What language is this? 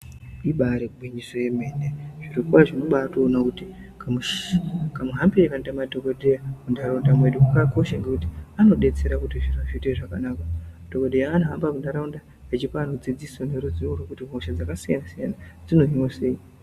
Ndau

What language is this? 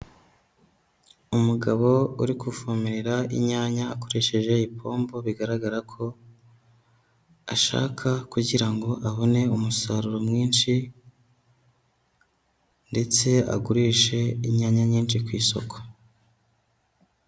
Kinyarwanda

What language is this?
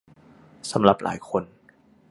Thai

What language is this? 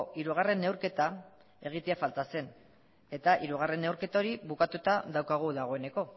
Basque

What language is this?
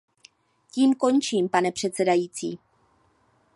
Czech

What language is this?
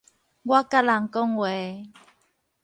Min Nan Chinese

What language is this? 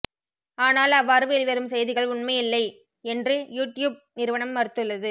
Tamil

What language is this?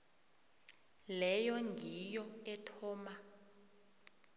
South Ndebele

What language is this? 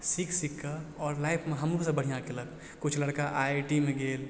Maithili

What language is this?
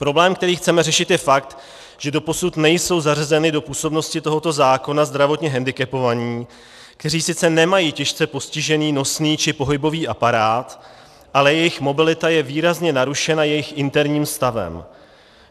Czech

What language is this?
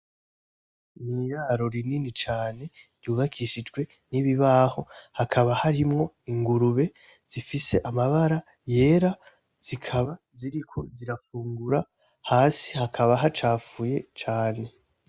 Rundi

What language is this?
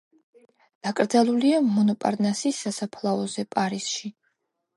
Georgian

